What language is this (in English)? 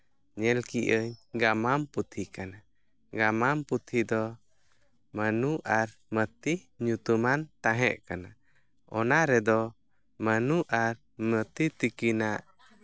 Santali